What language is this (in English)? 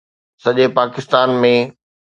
Sindhi